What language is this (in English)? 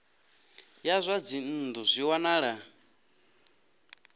Venda